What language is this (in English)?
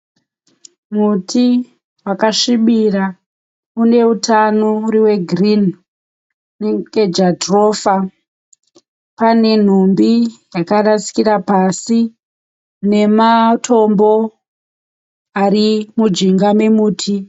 Shona